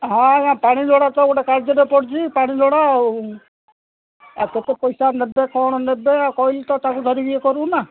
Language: Odia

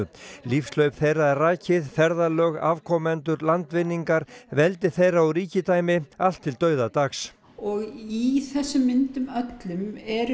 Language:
Icelandic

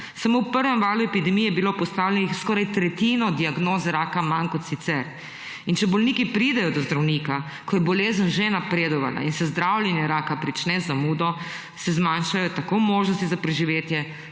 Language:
Slovenian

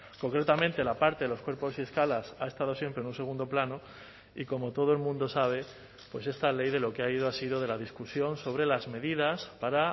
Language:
Spanish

